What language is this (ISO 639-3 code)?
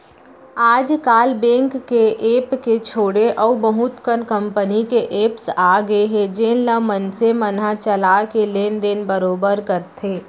hne